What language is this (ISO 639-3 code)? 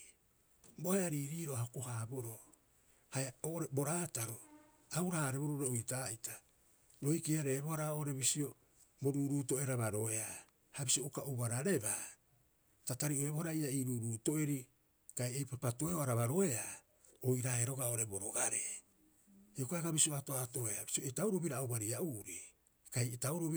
kyx